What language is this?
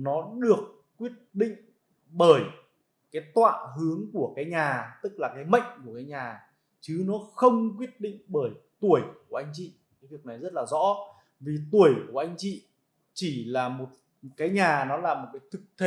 Vietnamese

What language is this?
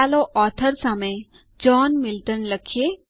Gujarati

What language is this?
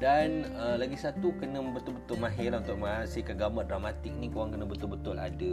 Malay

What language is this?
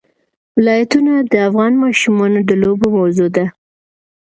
Pashto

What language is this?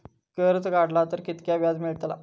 Marathi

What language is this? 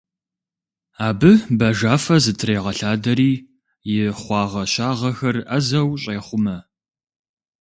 Kabardian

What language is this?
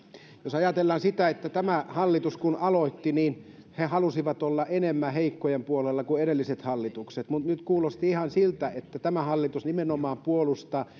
Finnish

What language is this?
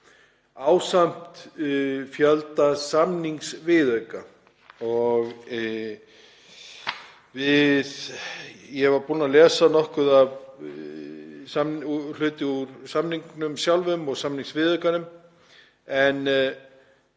Icelandic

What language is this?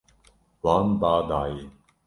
Kurdish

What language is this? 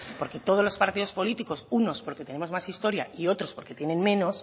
Spanish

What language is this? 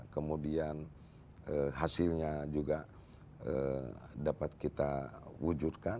Indonesian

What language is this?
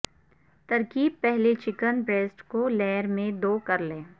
Urdu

